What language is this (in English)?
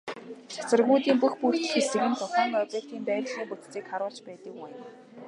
Mongolian